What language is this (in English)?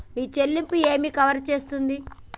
Telugu